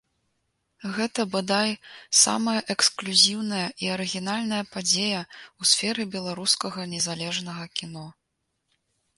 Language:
Belarusian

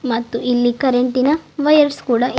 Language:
Kannada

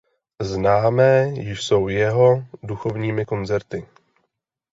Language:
Czech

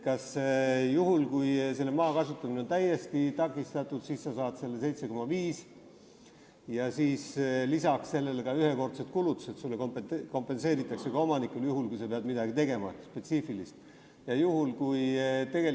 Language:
Estonian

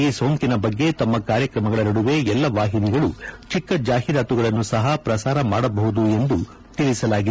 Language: Kannada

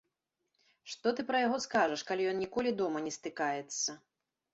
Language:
Belarusian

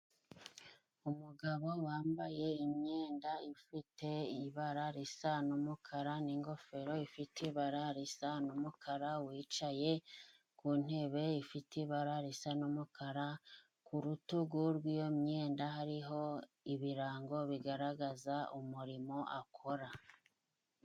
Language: Kinyarwanda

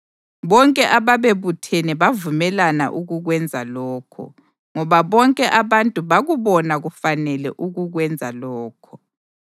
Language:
North Ndebele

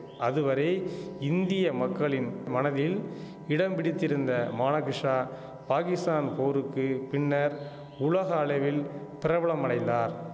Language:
Tamil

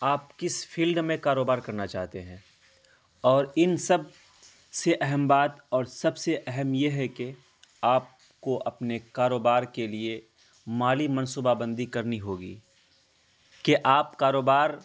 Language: Urdu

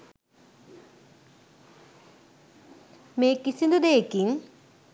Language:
Sinhala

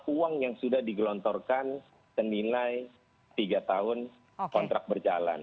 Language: Indonesian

